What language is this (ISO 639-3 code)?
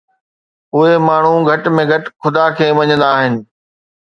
snd